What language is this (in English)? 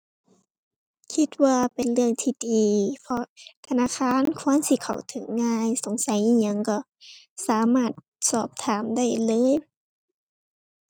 Thai